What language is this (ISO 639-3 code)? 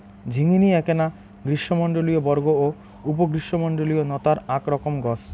ben